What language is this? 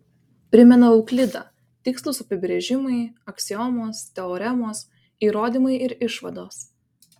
Lithuanian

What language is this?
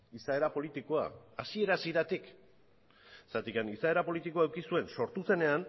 Basque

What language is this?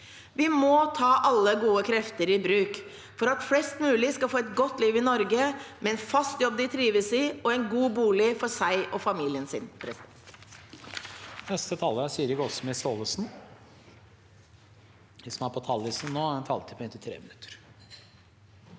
Norwegian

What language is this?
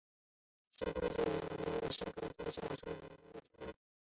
Chinese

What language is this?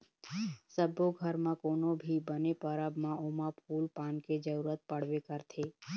Chhattisgarhi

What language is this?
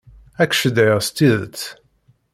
Kabyle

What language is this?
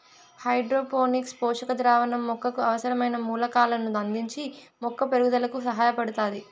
Telugu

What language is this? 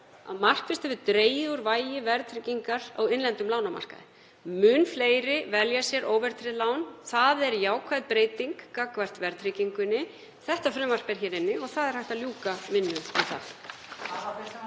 Icelandic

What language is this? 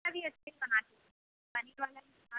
Hindi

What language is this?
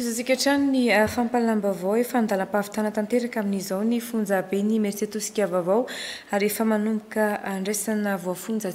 Romanian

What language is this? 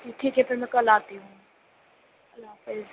Urdu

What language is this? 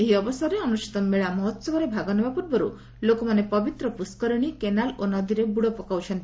Odia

